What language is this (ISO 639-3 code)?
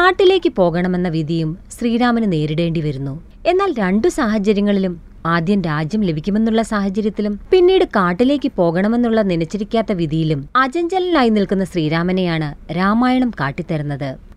mal